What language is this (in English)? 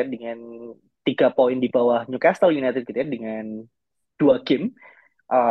Indonesian